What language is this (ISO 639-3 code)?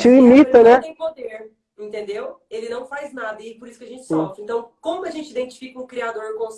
por